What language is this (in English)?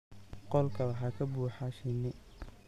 Somali